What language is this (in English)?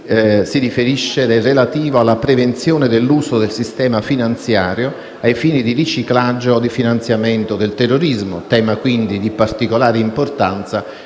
Italian